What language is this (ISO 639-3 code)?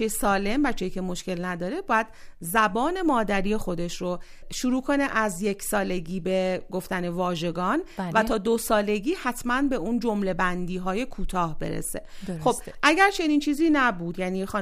fas